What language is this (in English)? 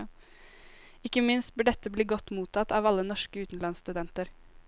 Norwegian